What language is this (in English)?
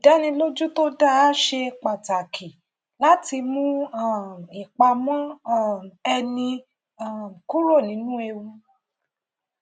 Yoruba